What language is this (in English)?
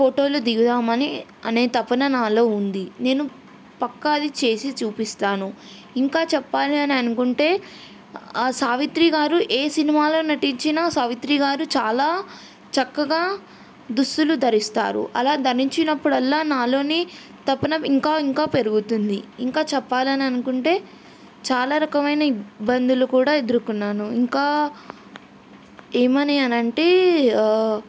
Telugu